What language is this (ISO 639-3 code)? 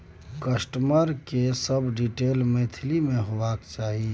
mai